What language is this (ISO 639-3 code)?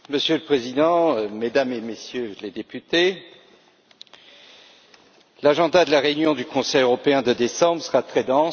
fra